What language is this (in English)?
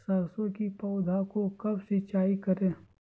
Magahi